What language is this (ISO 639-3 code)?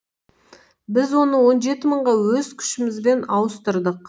kaz